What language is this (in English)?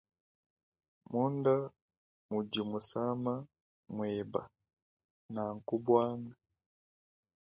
Luba-Lulua